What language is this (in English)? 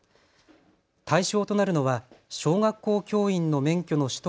Japanese